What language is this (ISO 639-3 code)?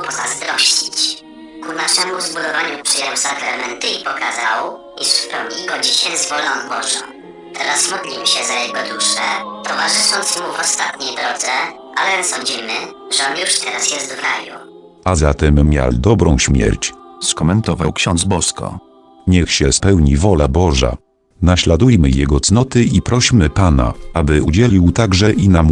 pol